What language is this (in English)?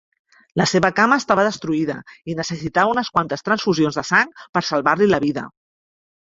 Catalan